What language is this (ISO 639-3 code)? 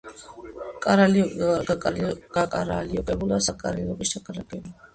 kat